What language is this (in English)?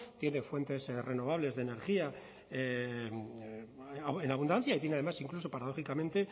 Spanish